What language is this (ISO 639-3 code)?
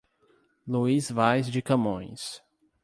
por